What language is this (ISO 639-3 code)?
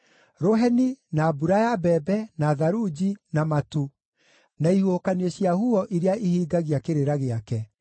kik